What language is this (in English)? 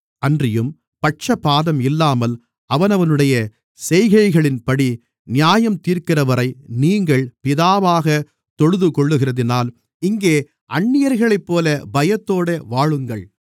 Tamil